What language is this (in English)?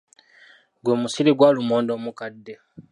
Ganda